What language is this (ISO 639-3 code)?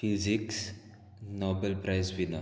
kok